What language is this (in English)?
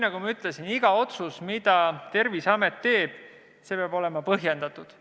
Estonian